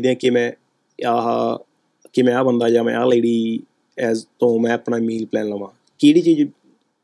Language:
Punjabi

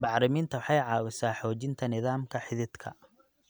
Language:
Somali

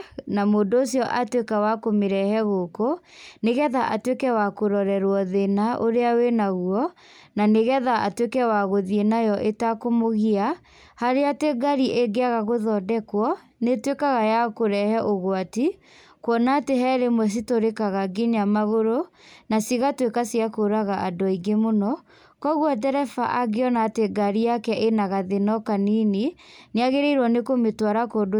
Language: Kikuyu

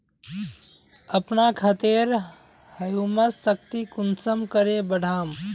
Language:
Magahi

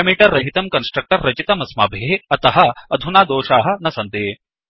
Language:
Sanskrit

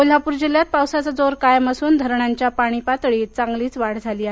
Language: Marathi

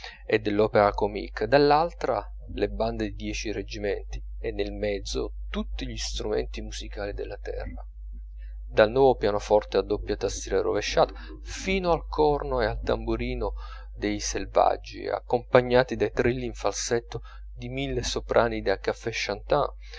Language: Italian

